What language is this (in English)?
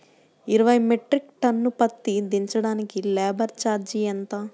Telugu